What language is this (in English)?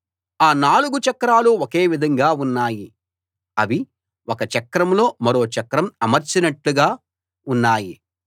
Telugu